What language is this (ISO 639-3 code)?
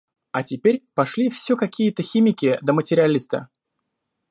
rus